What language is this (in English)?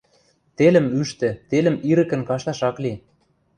Western Mari